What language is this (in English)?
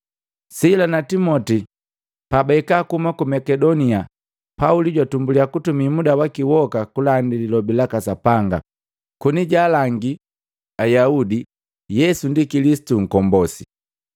Matengo